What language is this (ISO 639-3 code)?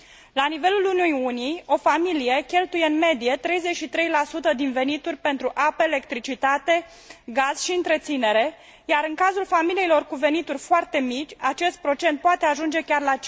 ron